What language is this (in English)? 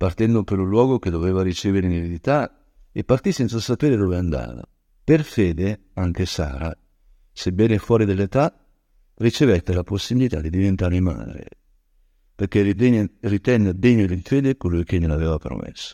Italian